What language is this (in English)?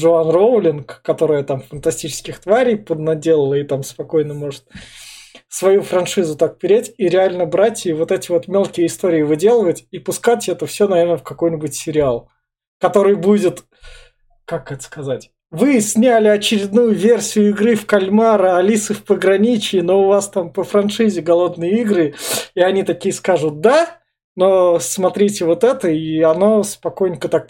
Russian